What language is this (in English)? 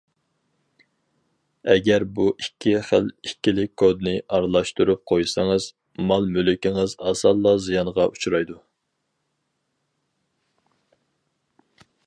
Uyghur